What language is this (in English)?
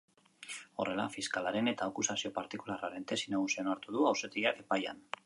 Basque